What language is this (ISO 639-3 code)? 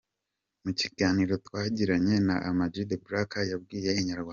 kin